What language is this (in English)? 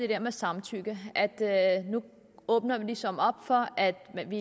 Danish